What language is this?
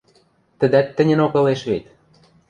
Western Mari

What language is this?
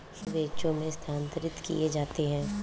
Hindi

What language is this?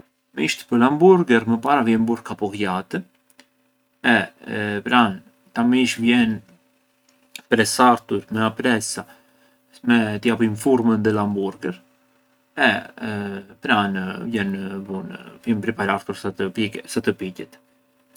Arbëreshë Albanian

